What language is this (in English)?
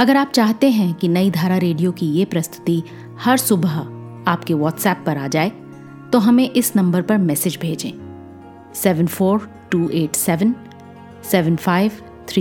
Hindi